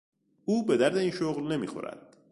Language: Persian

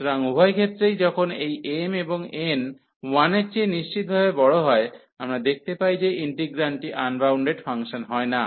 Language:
Bangla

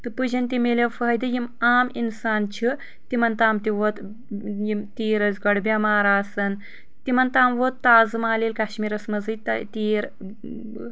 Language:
Kashmiri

